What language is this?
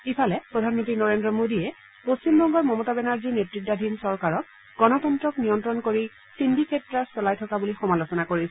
Assamese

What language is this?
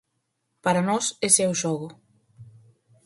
Galician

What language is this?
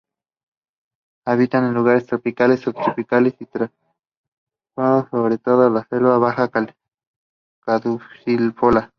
Spanish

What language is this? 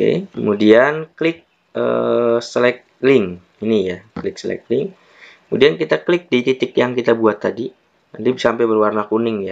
Indonesian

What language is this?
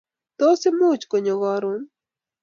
Kalenjin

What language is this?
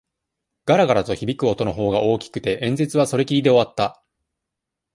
Japanese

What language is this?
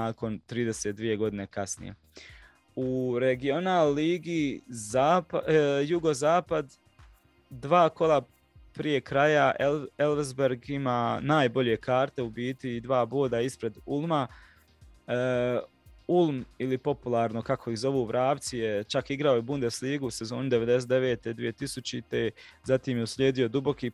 Croatian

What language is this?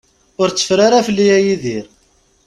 Kabyle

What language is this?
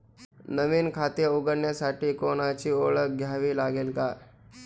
Marathi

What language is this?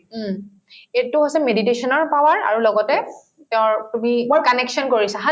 Assamese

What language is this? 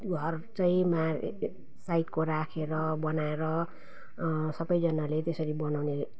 Nepali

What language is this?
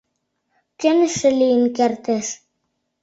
Mari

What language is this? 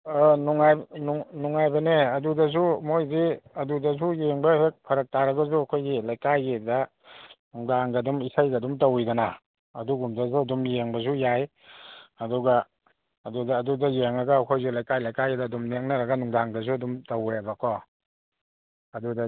Manipuri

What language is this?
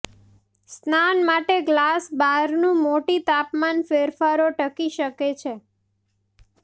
Gujarati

